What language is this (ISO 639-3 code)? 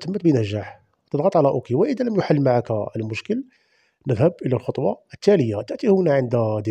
ara